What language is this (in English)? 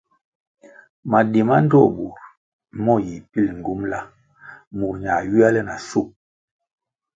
Kwasio